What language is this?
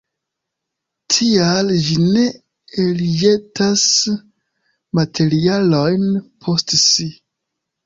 Esperanto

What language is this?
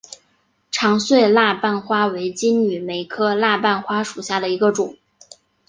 Chinese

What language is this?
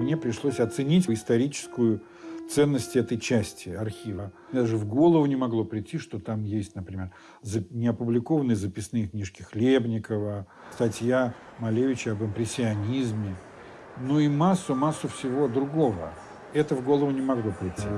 Russian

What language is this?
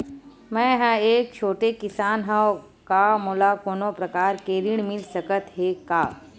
Chhattisgarhi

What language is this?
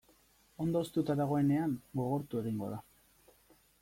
Basque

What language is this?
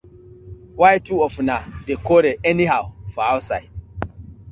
Nigerian Pidgin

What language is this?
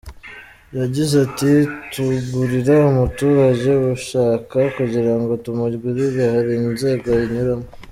Kinyarwanda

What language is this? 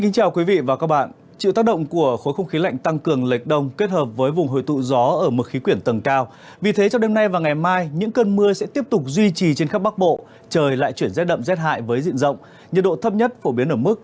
Vietnamese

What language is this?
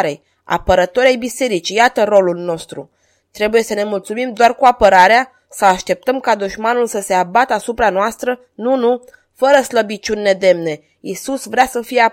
Romanian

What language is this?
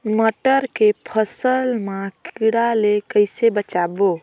Chhattisgarhi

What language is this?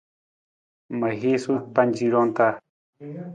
Nawdm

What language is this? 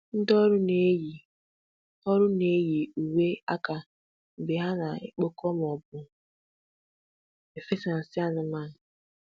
Igbo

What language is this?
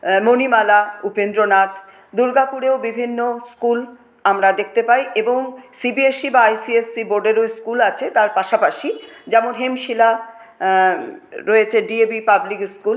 Bangla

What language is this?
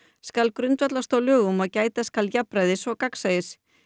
Icelandic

